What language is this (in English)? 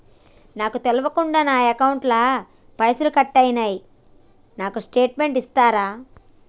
Telugu